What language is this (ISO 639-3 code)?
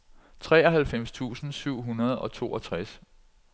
dan